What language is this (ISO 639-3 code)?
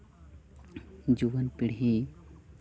sat